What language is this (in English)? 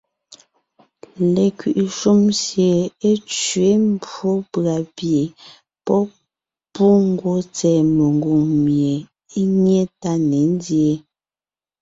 Ngiemboon